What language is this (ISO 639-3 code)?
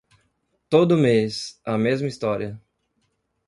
por